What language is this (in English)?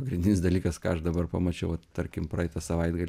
Lithuanian